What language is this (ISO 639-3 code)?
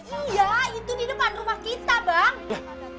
ind